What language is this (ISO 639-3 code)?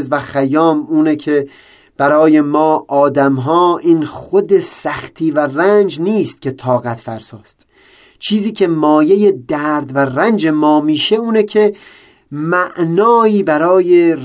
fas